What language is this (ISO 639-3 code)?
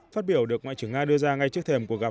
vie